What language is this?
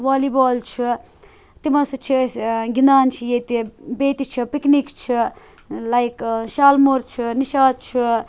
Kashmiri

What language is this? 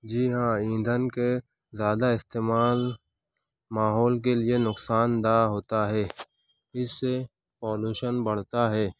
Urdu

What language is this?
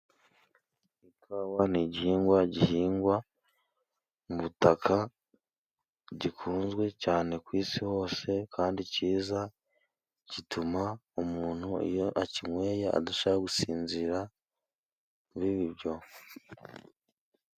Kinyarwanda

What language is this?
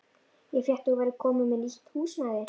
Icelandic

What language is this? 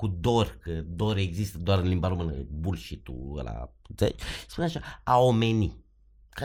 Romanian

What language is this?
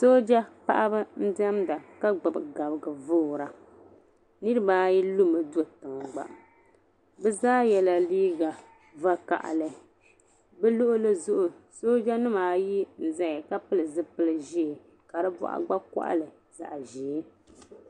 Dagbani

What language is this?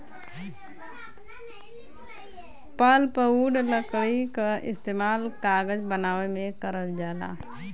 Bhojpuri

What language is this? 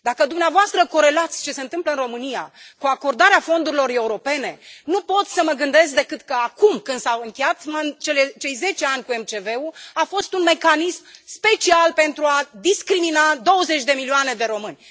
Romanian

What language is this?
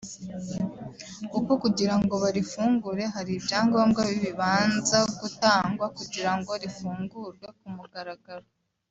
Kinyarwanda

